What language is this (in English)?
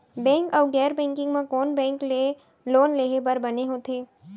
Chhattisgarhi